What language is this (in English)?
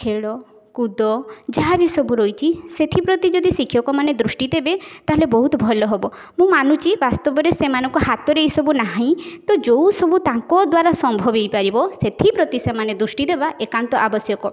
Odia